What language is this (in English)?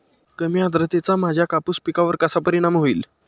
Marathi